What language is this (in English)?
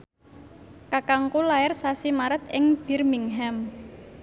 Javanese